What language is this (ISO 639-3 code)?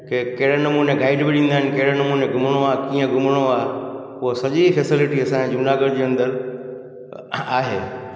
snd